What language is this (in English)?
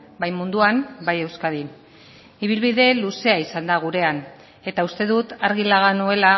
Basque